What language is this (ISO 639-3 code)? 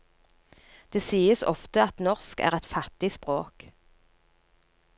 nor